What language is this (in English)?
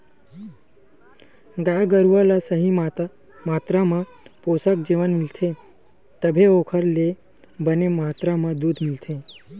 Chhattisgarhi